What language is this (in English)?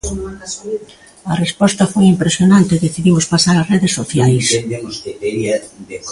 Galician